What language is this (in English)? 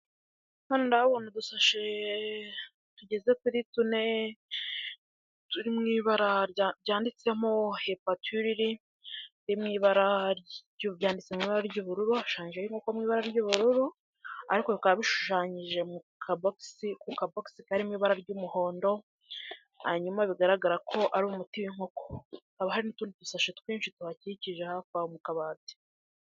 Kinyarwanda